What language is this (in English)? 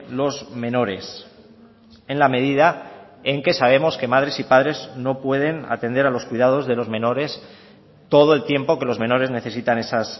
Spanish